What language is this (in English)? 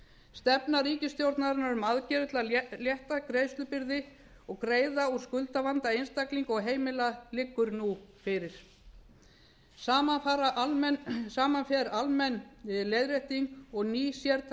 Icelandic